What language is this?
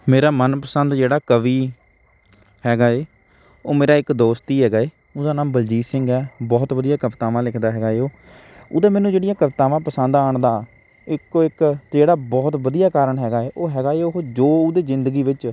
Punjabi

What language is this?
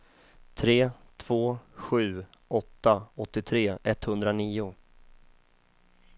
Swedish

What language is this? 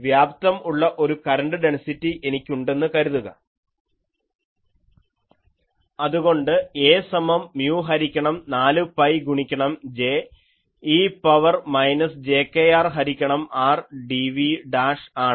Malayalam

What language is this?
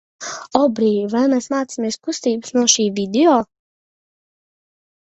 Latvian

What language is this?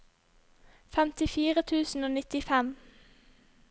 Norwegian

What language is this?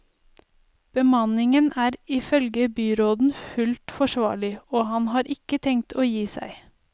Norwegian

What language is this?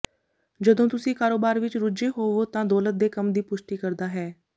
Punjabi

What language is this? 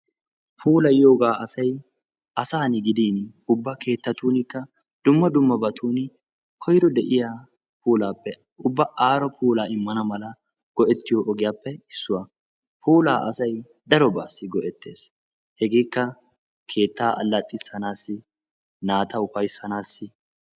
Wolaytta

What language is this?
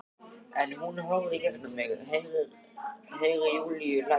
Icelandic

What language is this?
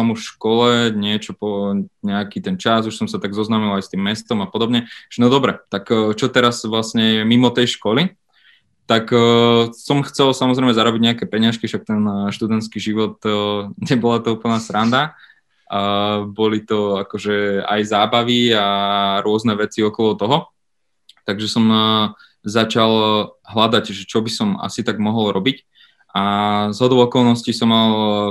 Slovak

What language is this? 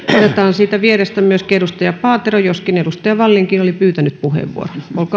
Finnish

